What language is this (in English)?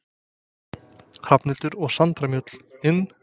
Icelandic